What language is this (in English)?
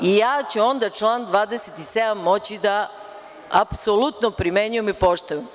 Serbian